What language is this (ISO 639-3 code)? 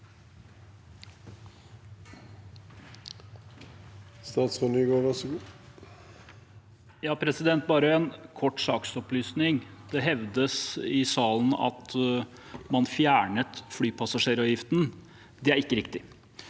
nor